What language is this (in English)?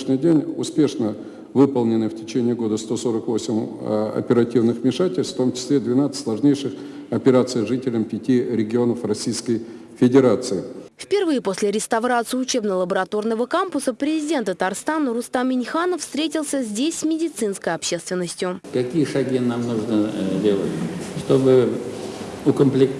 Russian